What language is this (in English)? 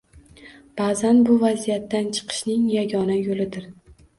Uzbek